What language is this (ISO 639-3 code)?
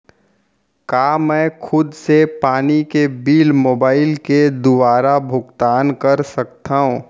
hne